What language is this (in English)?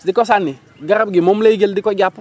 Wolof